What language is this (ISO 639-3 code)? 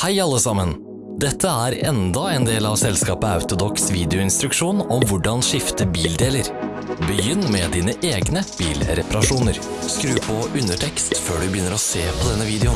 nor